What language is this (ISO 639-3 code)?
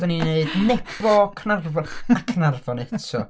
cym